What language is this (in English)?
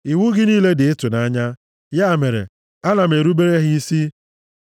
Igbo